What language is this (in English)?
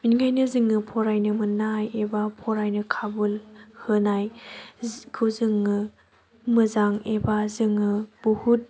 Bodo